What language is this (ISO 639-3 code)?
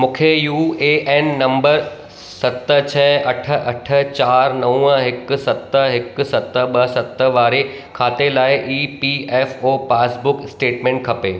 snd